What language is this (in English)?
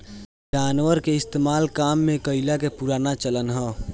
Bhojpuri